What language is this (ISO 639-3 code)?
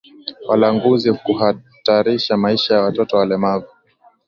swa